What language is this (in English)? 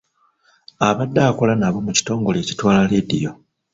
Ganda